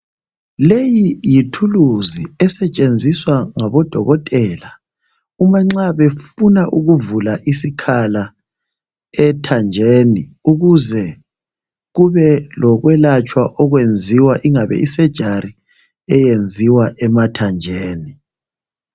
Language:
North Ndebele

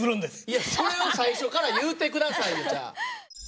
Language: Japanese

